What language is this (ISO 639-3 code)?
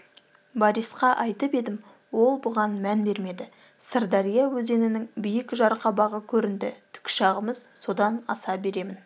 kaz